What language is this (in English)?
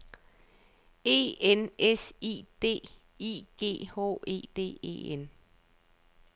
Danish